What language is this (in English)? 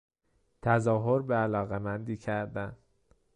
Persian